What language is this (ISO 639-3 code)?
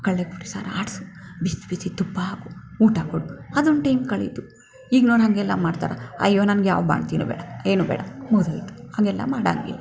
kan